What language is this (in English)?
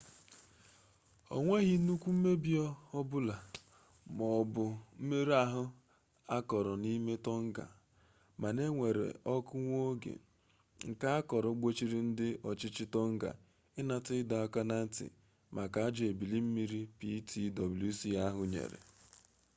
Igbo